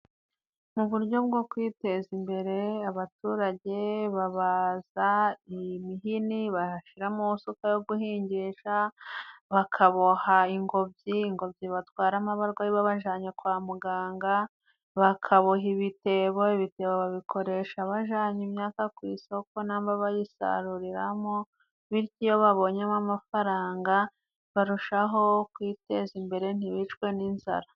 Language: Kinyarwanda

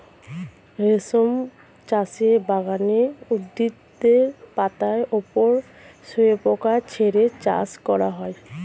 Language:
Bangla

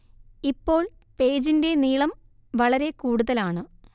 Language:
Malayalam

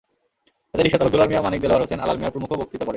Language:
Bangla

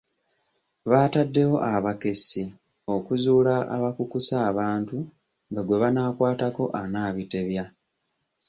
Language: Ganda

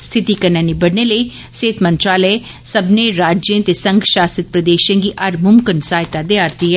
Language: Dogri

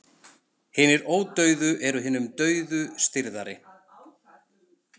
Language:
Icelandic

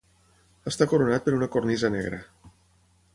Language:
Catalan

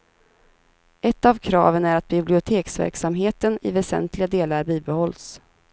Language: Swedish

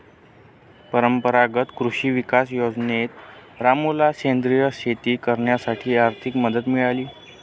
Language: Marathi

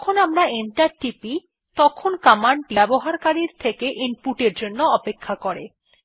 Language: Bangla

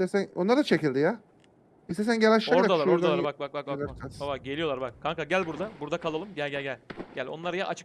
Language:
Turkish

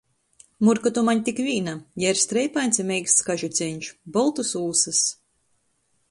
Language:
Latgalian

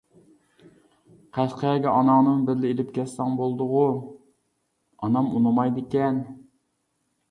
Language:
Uyghur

